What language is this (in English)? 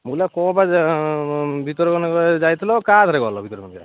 Odia